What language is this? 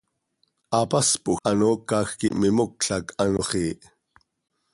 Seri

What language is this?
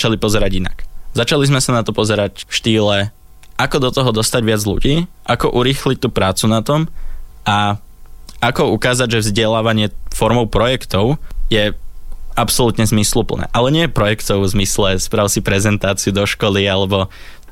Slovak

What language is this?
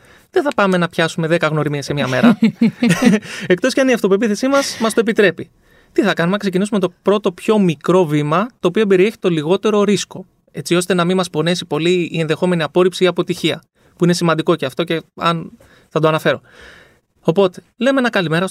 Greek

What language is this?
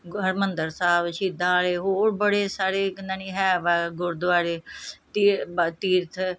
Punjabi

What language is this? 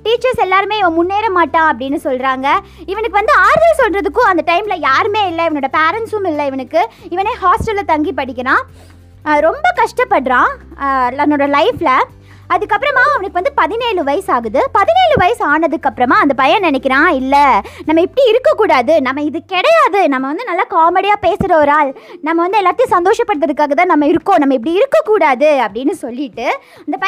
Tamil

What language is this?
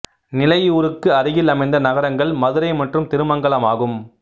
Tamil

